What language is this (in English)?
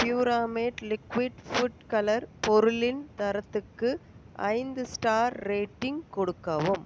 Tamil